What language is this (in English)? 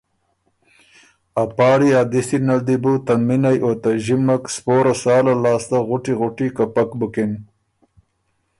Ormuri